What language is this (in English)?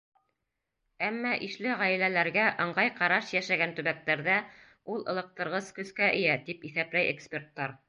Bashkir